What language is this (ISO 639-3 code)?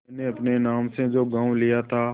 hin